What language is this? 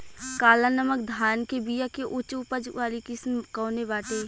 Bhojpuri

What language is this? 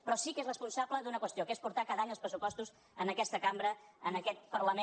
Catalan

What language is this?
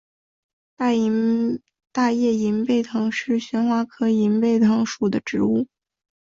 Chinese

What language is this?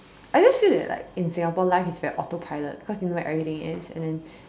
English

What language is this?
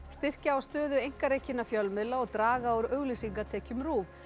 Icelandic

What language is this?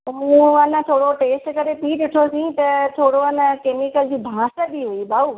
Sindhi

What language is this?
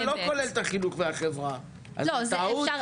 Hebrew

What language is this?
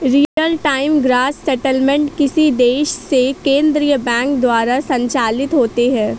Hindi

